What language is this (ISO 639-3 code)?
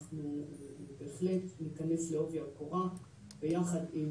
heb